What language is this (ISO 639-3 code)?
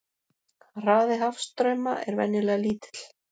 isl